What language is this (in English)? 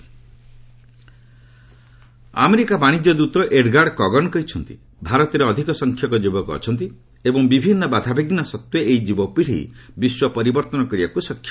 Odia